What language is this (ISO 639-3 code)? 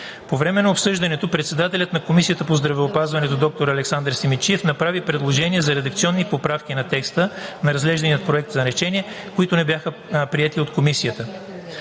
bul